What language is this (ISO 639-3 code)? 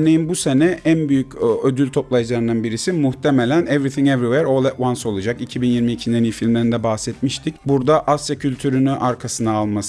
tur